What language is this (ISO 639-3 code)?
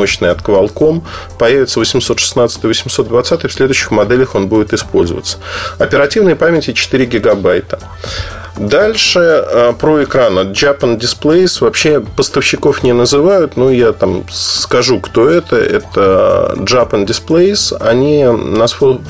rus